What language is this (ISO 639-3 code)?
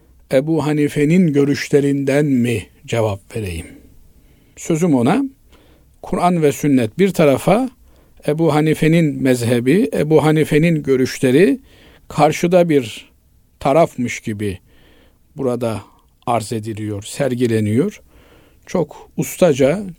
tur